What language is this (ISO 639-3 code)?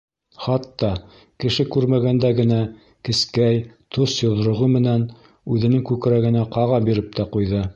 bak